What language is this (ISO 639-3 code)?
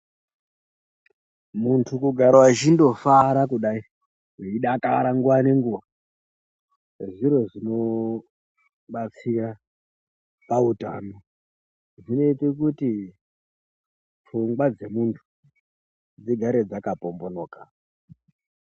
ndc